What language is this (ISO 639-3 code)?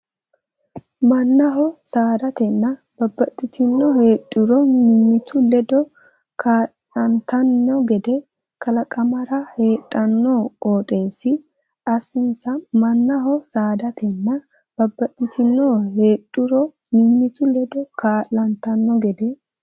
sid